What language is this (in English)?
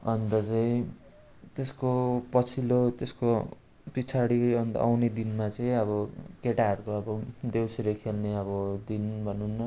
Nepali